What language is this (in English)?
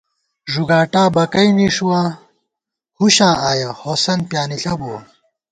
Gawar-Bati